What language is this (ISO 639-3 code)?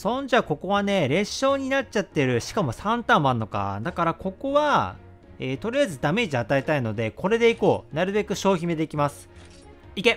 jpn